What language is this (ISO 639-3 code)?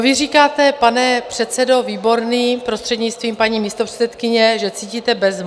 ces